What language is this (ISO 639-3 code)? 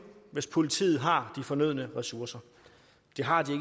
dan